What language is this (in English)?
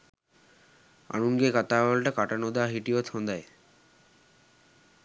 Sinhala